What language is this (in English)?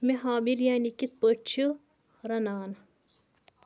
Kashmiri